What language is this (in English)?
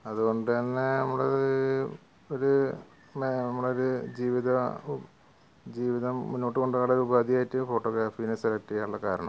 Malayalam